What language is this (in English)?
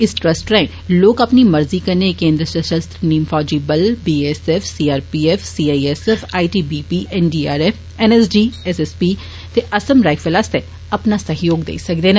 Dogri